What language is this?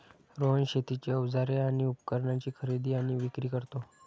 Marathi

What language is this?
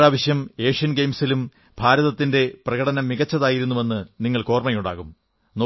Malayalam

